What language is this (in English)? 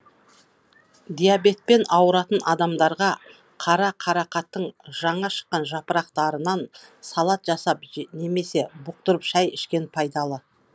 Kazakh